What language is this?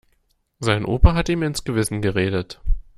German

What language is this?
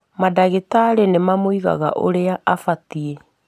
Kikuyu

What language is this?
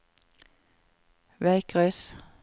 Norwegian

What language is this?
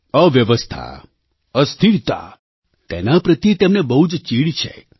Gujarati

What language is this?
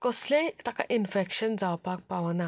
Konkani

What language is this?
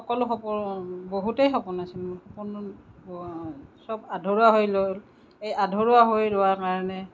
Assamese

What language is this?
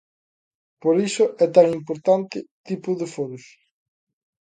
Galician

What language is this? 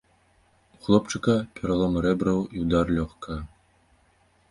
Belarusian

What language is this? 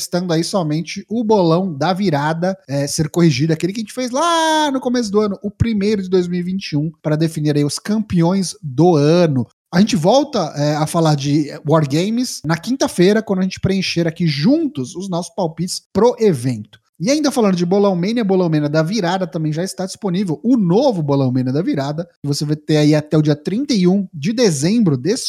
Portuguese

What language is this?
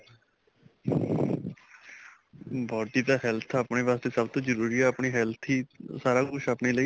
Punjabi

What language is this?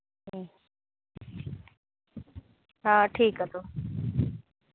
Santali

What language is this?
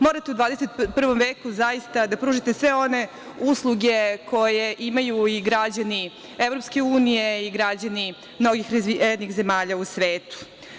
Serbian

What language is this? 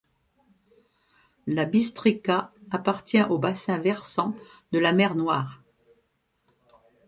French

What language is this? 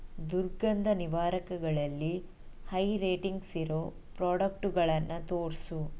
Kannada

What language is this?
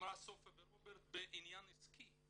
Hebrew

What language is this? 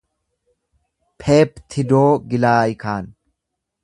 Oromo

